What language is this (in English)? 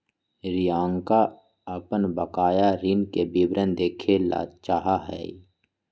Magahi